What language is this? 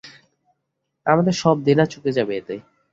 Bangla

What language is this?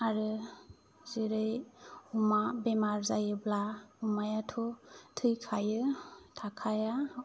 Bodo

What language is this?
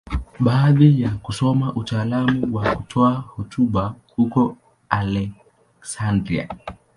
Swahili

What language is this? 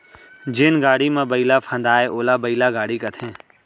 Chhattisgarhi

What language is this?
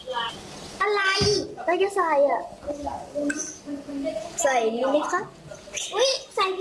Thai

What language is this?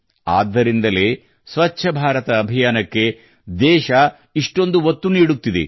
Kannada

